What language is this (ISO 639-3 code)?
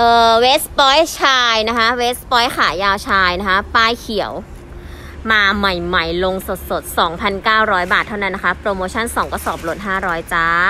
tha